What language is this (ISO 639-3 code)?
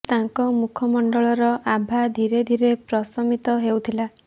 ori